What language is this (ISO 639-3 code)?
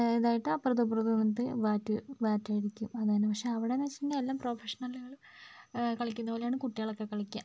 mal